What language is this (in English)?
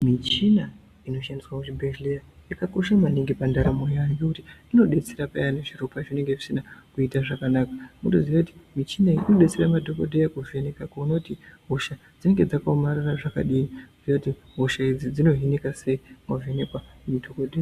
Ndau